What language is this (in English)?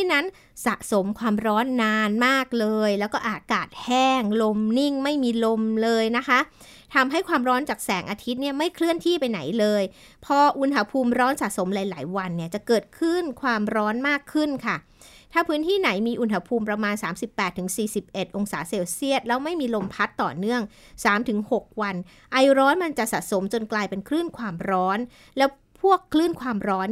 Thai